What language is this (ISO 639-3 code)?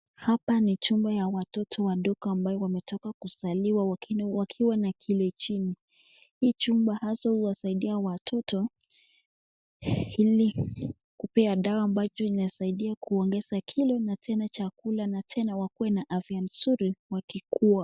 swa